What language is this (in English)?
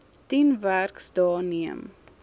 Afrikaans